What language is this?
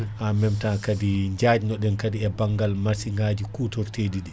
Fula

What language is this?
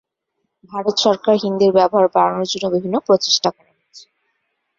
Bangla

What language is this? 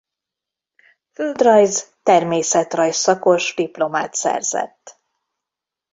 Hungarian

